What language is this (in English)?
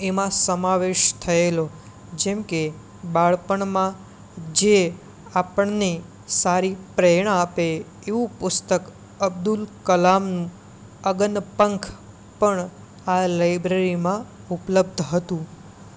Gujarati